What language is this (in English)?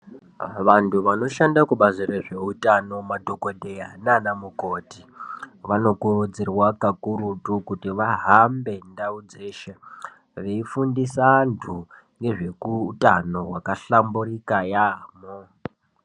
Ndau